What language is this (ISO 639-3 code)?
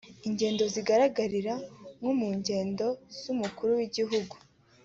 kin